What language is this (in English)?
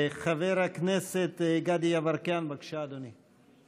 Hebrew